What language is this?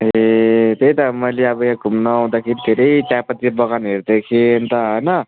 Nepali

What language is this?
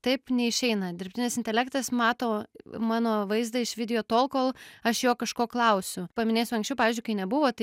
Lithuanian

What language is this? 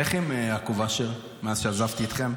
Hebrew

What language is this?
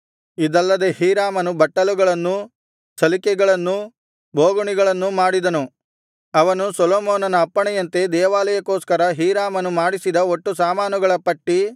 Kannada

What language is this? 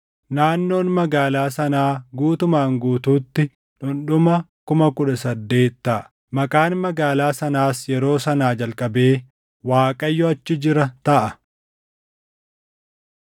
Oromo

